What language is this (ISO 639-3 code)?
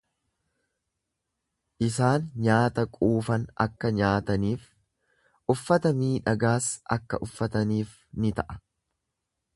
orm